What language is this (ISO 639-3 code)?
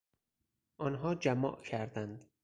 fas